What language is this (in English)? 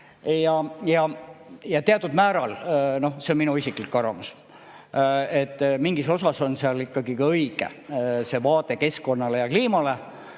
Estonian